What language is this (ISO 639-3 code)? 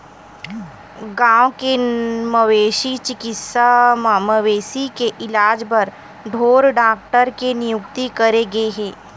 hne